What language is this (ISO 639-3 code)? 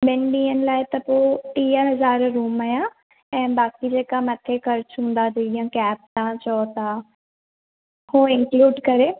snd